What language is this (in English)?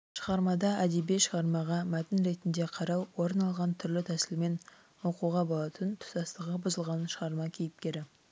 Kazakh